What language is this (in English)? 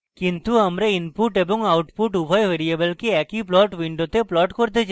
Bangla